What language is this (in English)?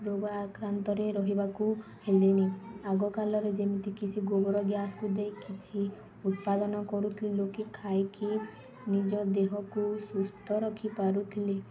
Odia